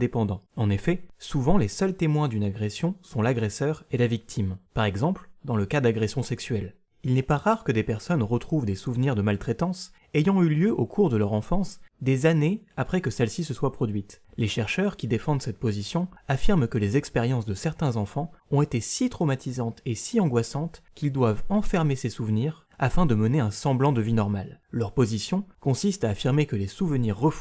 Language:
French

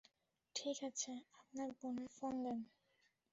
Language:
Bangla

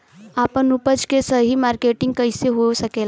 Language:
Bhojpuri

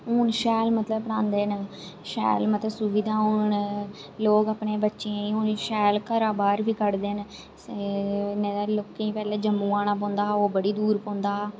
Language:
Dogri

